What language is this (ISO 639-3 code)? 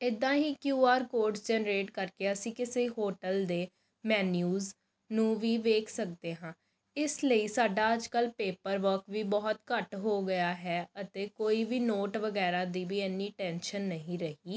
pan